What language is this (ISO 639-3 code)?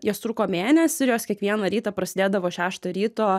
lit